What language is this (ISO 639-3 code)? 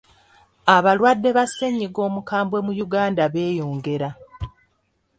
lug